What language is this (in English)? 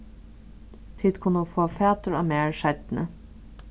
Faroese